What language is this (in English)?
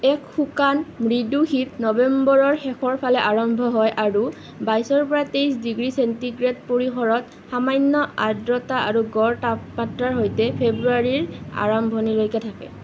Assamese